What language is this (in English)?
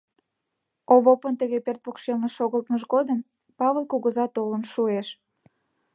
Mari